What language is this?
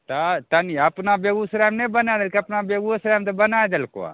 Maithili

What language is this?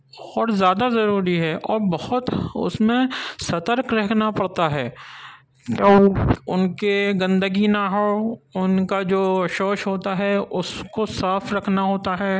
Urdu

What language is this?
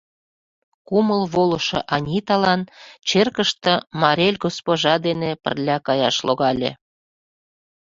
Mari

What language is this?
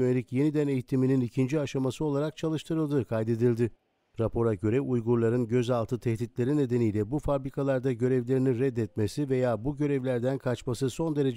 Turkish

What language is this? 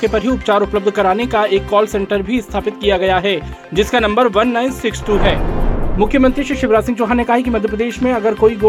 Hindi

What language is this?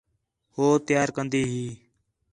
Khetrani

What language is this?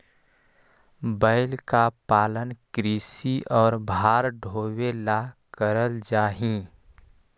Magahi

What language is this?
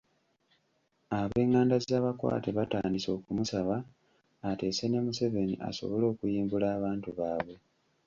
Ganda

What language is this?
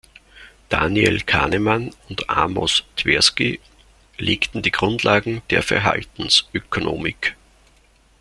German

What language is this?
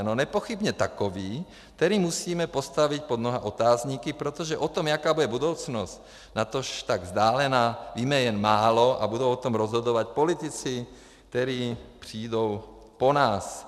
Czech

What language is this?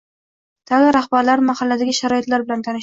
Uzbek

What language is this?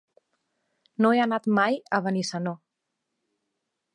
Catalan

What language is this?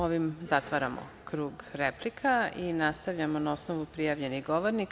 Serbian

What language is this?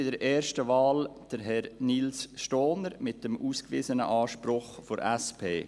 Swiss German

